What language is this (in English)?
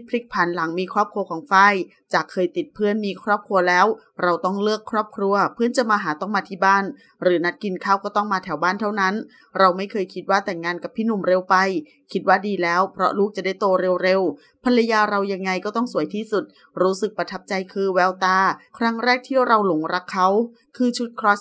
Thai